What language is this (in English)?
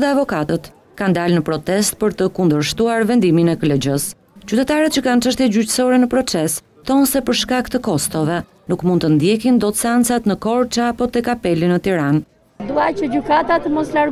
Romanian